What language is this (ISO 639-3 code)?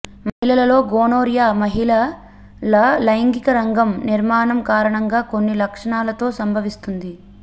tel